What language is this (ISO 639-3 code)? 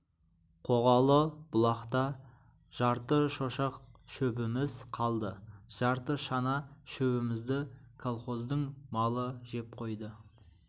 kaz